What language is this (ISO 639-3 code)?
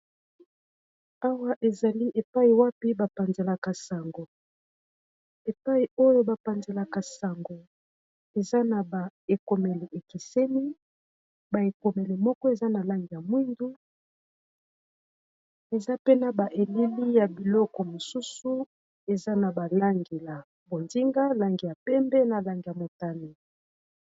lin